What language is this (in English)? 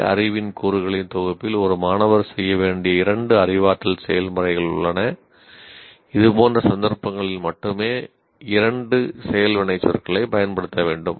Tamil